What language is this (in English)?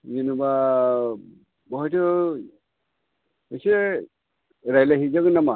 Bodo